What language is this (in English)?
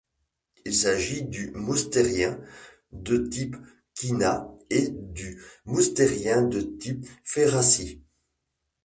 French